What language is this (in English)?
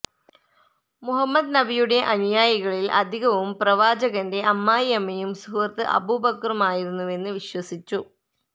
Malayalam